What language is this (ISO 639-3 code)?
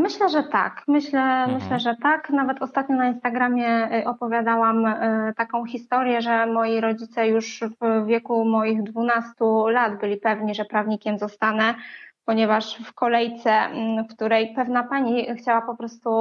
pol